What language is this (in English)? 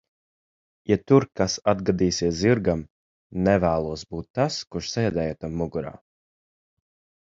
Latvian